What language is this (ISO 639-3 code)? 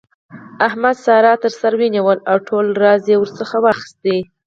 pus